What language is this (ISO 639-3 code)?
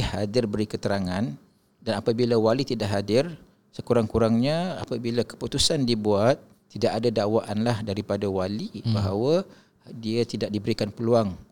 msa